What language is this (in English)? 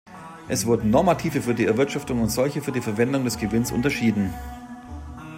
German